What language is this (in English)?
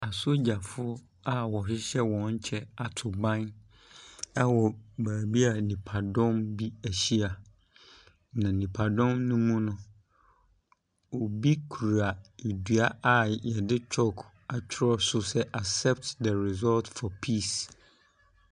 Akan